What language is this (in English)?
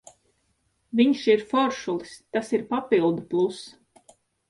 Latvian